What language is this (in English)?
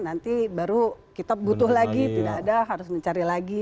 Indonesian